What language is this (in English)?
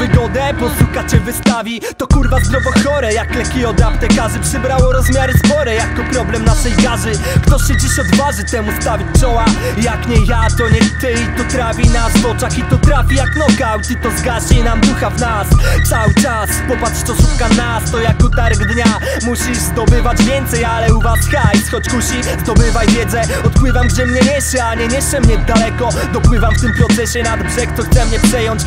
Polish